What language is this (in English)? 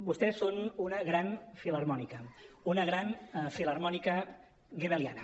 Catalan